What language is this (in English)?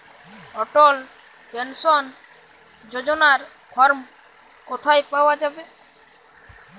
Bangla